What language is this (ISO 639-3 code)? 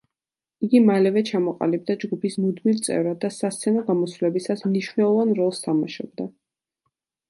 kat